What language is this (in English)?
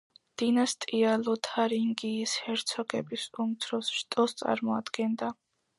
Georgian